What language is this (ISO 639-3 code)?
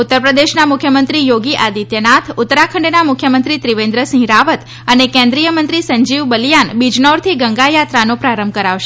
guj